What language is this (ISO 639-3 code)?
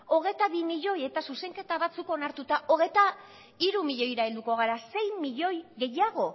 eus